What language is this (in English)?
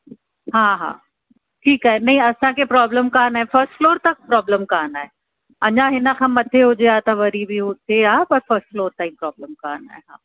Sindhi